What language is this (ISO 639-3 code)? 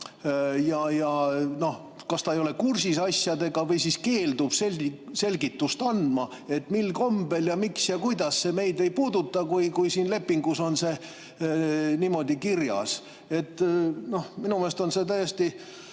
est